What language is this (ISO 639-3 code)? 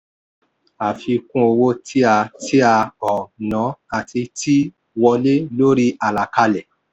yor